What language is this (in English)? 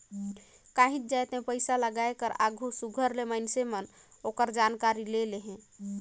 Chhattisgarhi